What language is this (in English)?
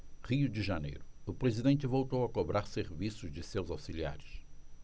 Portuguese